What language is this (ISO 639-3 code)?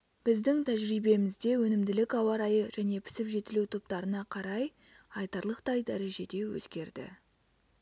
kaz